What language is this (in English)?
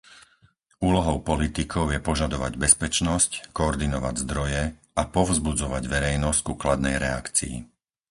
Slovak